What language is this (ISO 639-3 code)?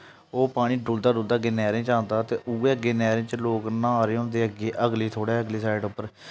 doi